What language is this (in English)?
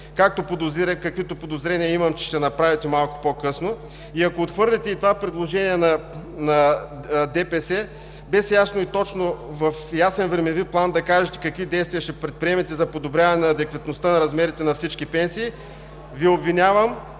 Bulgarian